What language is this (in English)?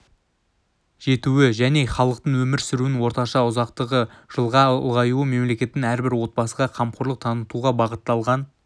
Kazakh